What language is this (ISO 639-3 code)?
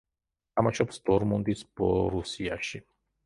kat